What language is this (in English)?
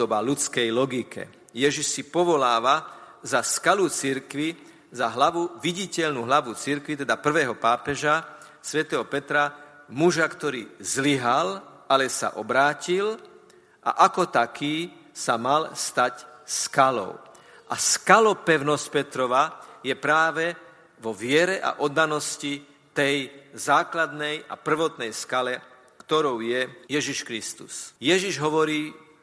Slovak